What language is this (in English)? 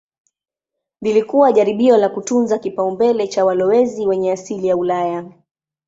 Swahili